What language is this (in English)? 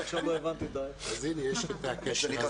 Hebrew